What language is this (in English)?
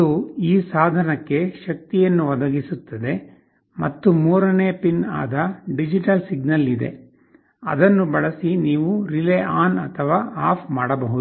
Kannada